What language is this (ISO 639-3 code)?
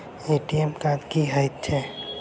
mai